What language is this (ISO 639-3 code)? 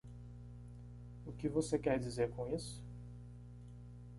por